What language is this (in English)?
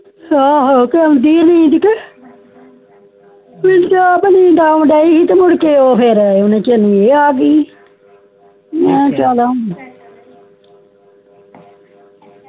Punjabi